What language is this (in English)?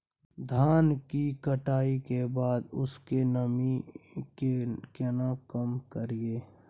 Maithili